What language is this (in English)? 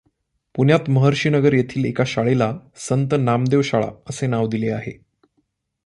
Marathi